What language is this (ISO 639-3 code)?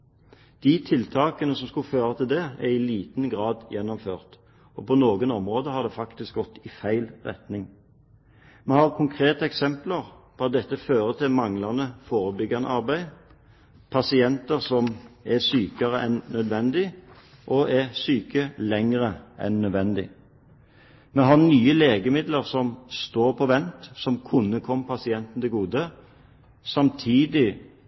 nob